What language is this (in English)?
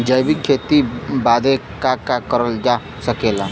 Bhojpuri